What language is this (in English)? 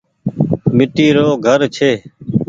Goaria